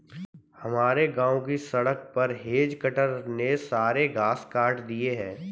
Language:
Hindi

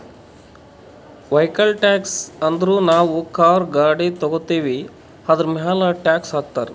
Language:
Kannada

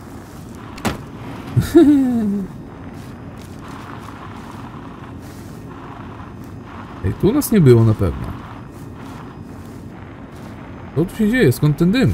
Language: Polish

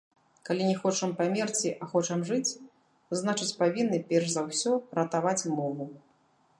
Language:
Belarusian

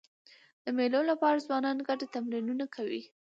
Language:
Pashto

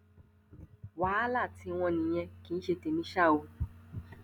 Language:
Yoruba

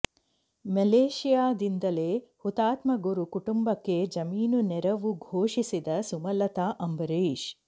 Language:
Kannada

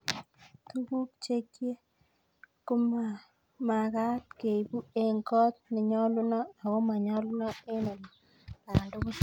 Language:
Kalenjin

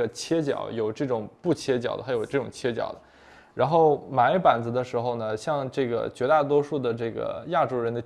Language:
Chinese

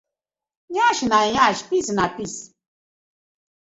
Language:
Nigerian Pidgin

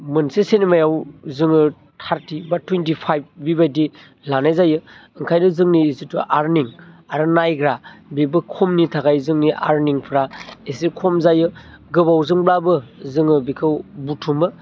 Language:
Bodo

